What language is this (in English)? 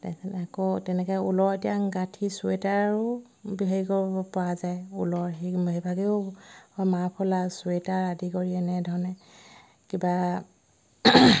Assamese